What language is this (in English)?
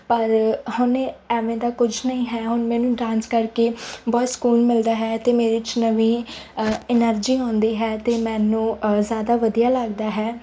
Punjabi